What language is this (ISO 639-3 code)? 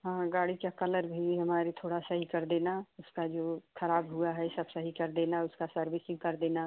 hin